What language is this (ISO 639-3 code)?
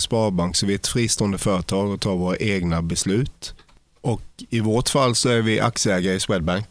swe